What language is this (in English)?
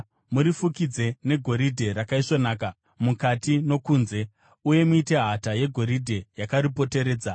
Shona